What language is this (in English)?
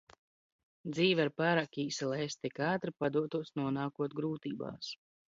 Latvian